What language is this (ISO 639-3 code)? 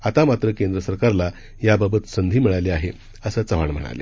mar